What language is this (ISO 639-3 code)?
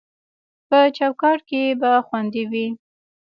pus